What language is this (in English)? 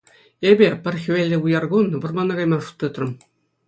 Chuvash